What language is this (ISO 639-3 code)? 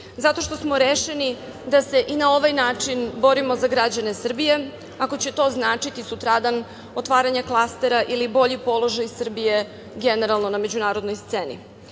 srp